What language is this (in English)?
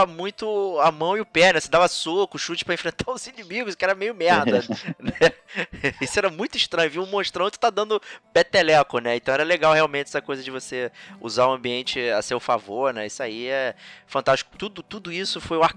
Portuguese